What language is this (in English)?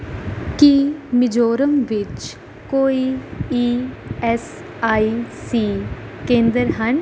Punjabi